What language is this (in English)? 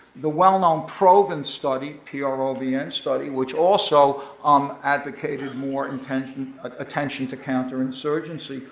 English